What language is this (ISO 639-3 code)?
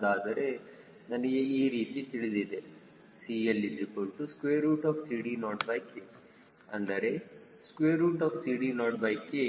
kan